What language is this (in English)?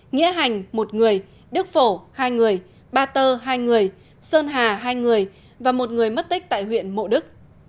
Vietnamese